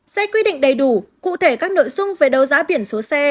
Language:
Vietnamese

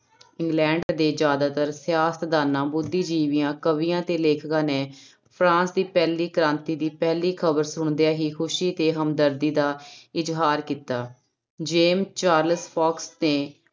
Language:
Punjabi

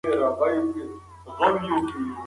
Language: Pashto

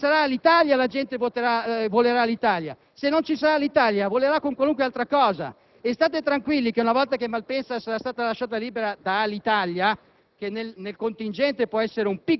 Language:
Italian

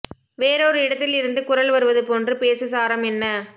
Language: Tamil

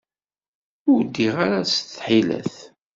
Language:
Kabyle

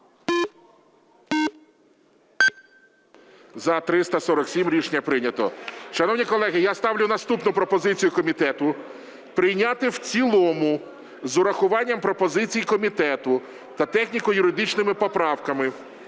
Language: Ukrainian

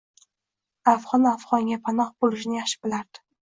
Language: Uzbek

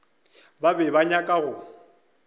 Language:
Northern Sotho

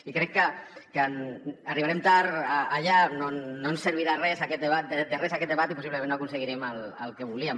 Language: Catalan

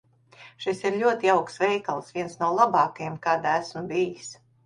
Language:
Latvian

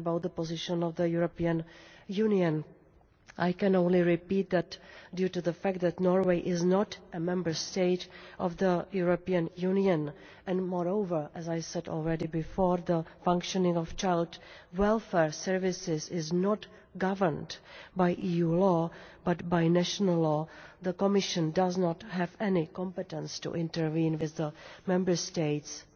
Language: English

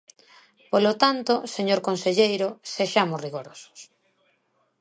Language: Galician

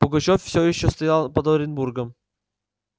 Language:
Russian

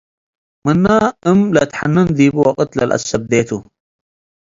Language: Tigre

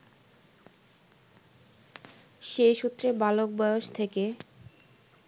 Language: Bangla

